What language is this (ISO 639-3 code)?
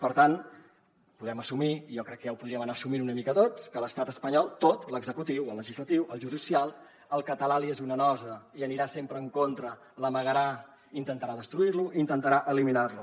cat